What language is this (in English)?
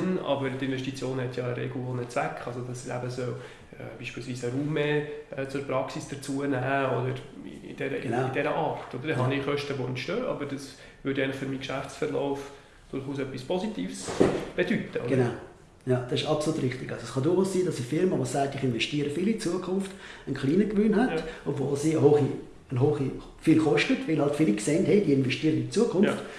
German